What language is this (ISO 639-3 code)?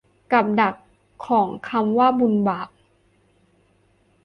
tha